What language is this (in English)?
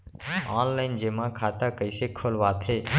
Chhattisgarhi